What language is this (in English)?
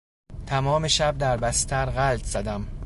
Persian